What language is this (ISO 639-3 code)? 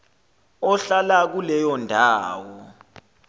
zul